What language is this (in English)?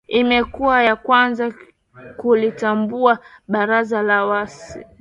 Swahili